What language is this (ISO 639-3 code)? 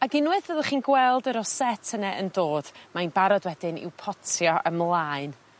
cym